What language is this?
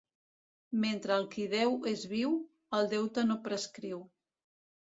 Catalan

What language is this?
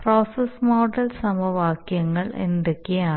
Malayalam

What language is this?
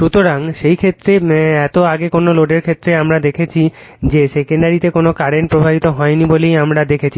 Bangla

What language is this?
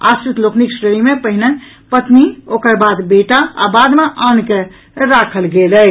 Maithili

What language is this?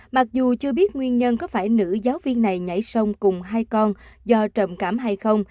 Vietnamese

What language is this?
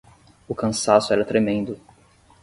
Portuguese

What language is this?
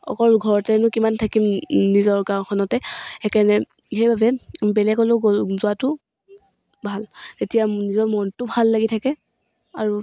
Assamese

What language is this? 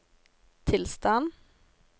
Norwegian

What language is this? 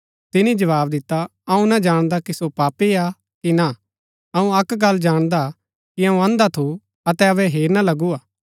Gaddi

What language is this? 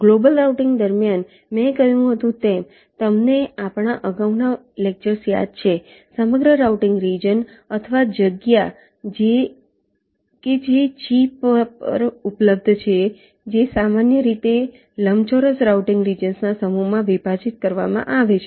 Gujarati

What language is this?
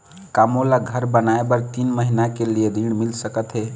Chhattisgarhi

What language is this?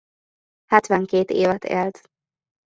Hungarian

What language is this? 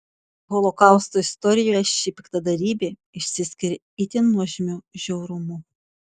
Lithuanian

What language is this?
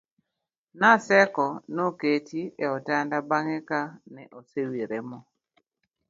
Luo (Kenya and Tanzania)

